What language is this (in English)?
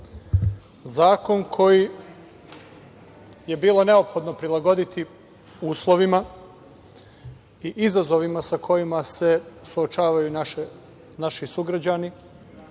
Serbian